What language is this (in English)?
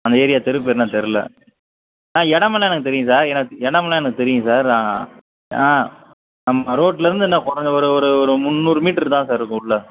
Tamil